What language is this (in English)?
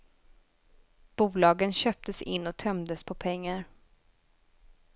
Swedish